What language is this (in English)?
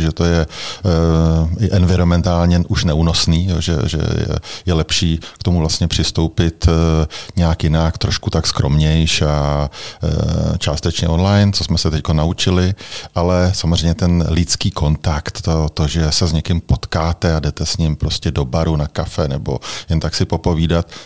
Czech